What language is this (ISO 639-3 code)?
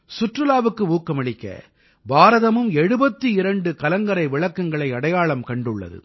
tam